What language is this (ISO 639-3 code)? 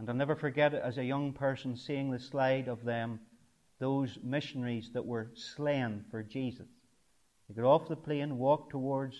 eng